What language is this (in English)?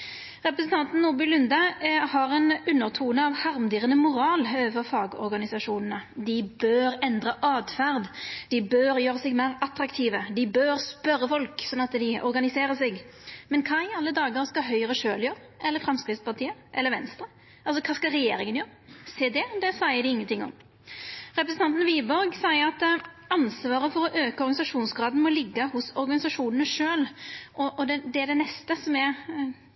Norwegian Nynorsk